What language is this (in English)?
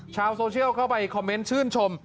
Thai